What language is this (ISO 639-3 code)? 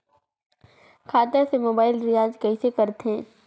hne